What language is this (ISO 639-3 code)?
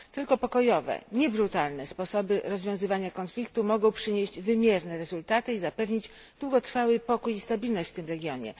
pol